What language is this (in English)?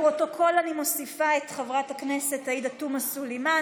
Hebrew